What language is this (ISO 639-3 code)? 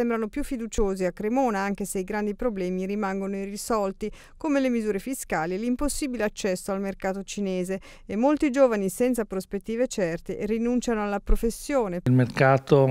ita